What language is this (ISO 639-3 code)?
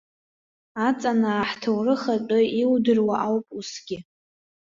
abk